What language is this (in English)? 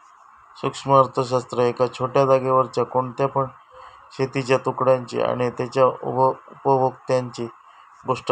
Marathi